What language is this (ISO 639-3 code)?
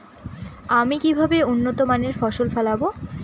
ben